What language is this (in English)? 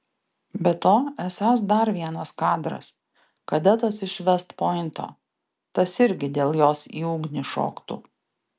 Lithuanian